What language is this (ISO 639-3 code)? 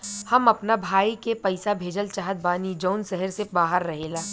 bho